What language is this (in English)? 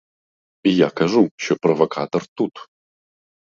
Ukrainian